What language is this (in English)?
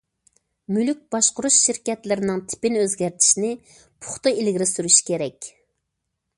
Uyghur